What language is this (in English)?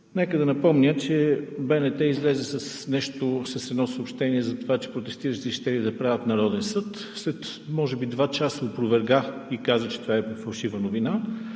Bulgarian